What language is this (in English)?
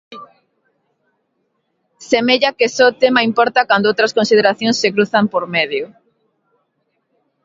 Galician